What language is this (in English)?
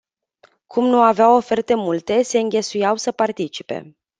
Romanian